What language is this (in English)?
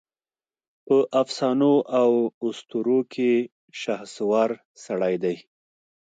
Pashto